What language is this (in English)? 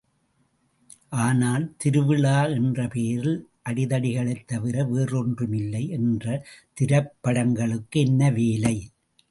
Tamil